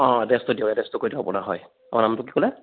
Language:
Assamese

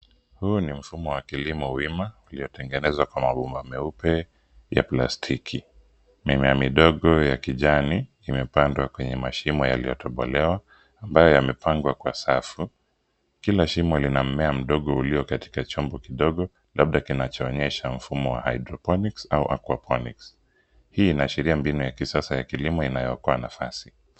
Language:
Swahili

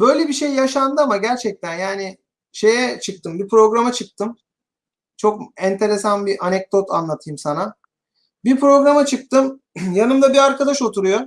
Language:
Turkish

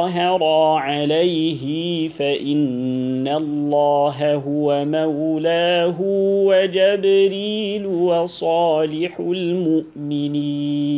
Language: Arabic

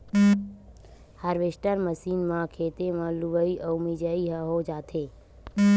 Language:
Chhattisgarhi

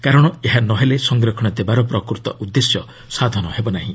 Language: Odia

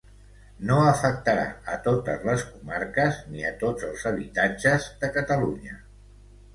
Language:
Catalan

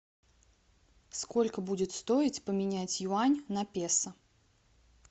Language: Russian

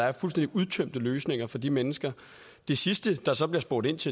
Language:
Danish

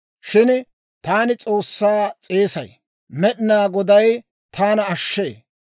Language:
Dawro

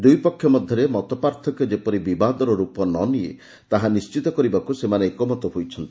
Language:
Odia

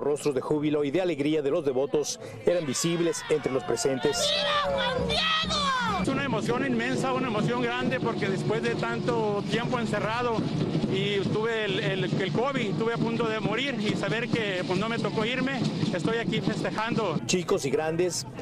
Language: Spanish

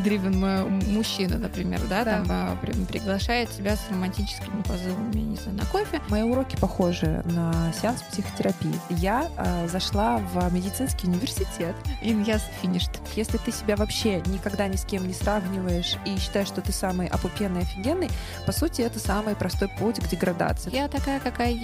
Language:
Russian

